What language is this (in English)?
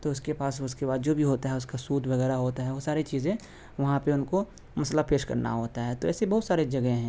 Urdu